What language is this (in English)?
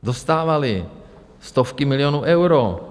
Czech